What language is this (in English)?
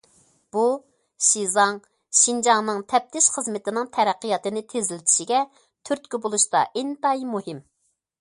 Uyghur